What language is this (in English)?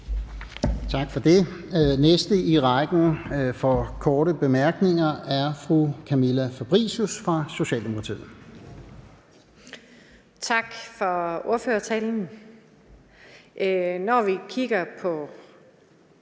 Danish